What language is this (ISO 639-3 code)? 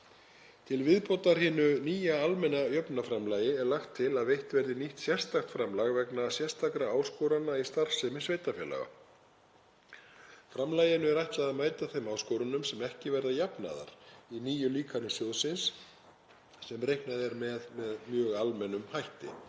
isl